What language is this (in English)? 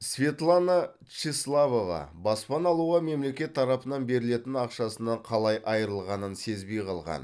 Kazakh